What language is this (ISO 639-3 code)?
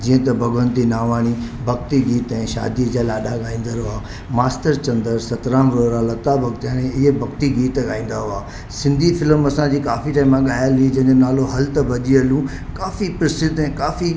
snd